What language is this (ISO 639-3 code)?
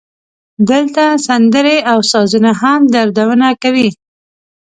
pus